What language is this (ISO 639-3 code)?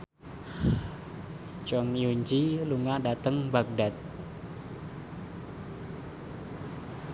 jav